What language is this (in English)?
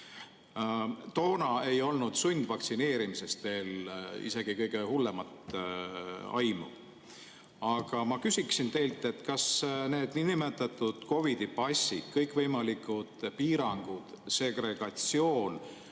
Estonian